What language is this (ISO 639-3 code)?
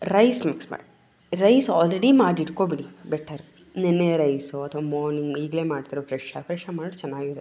kan